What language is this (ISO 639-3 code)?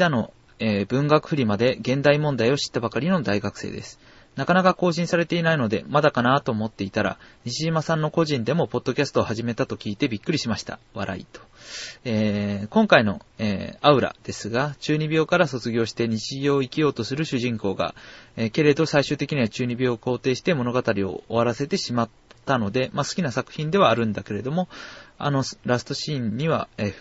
jpn